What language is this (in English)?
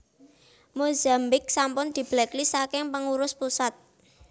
Javanese